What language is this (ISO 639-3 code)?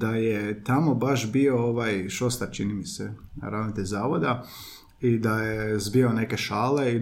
hrv